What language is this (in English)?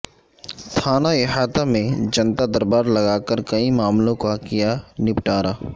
Urdu